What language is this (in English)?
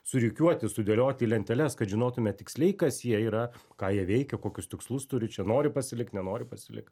Lithuanian